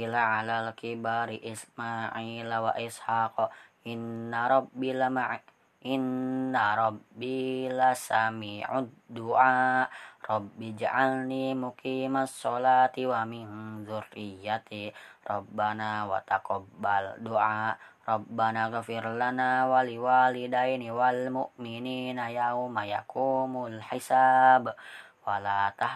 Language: Indonesian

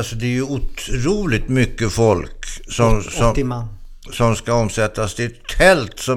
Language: Swedish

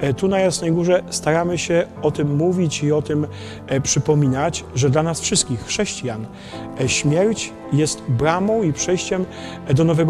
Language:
Polish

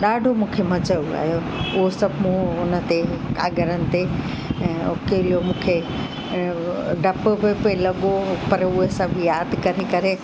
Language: Sindhi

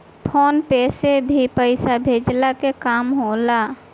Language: Bhojpuri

